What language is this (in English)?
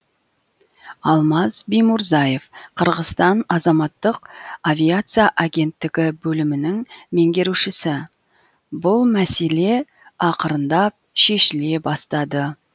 Kazakh